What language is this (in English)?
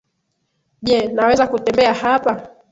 Swahili